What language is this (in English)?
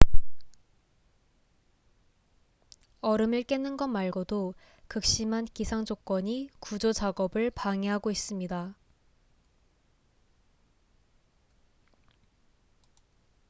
Korean